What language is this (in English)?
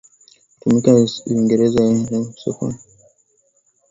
Swahili